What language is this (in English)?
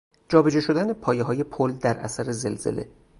Persian